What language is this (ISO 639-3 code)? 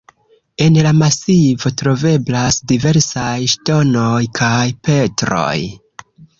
epo